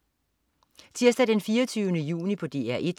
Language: Danish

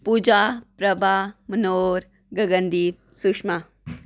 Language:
Dogri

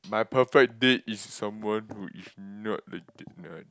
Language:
English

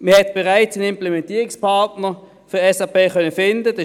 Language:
Swiss German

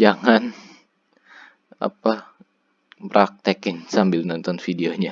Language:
Indonesian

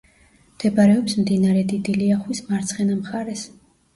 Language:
Georgian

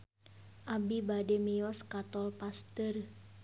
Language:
Sundanese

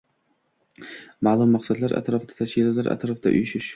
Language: Uzbek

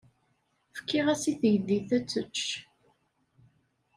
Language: Kabyle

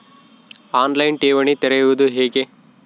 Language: Kannada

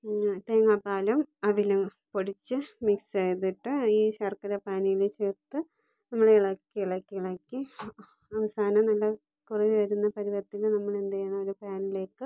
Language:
Malayalam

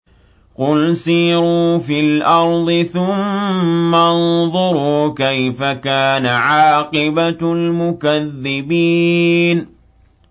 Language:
Arabic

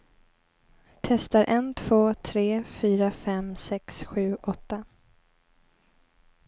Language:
Swedish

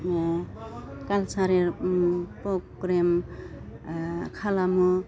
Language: Bodo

